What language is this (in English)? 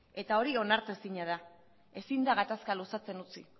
Basque